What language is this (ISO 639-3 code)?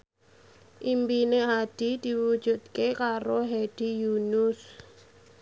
jav